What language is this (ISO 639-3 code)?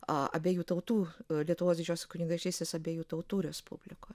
lit